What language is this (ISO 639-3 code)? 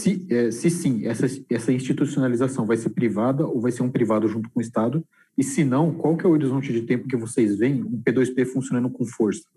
por